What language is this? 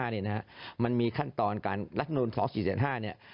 Thai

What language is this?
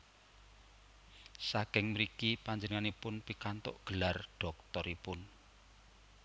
Javanese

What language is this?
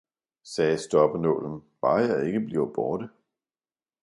Danish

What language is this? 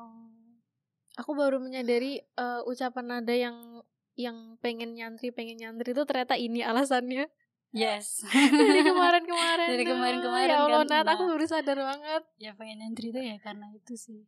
Indonesian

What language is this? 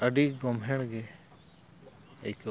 Santali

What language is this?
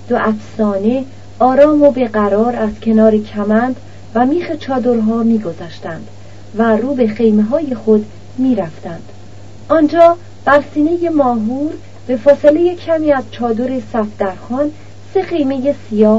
Persian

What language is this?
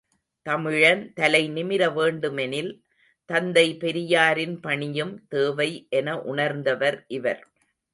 Tamil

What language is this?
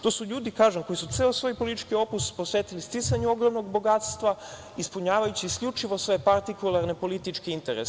Serbian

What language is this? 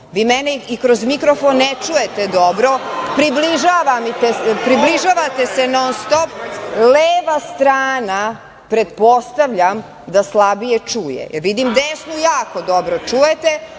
Serbian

